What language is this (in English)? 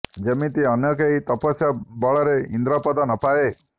Odia